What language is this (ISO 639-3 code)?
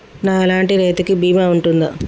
tel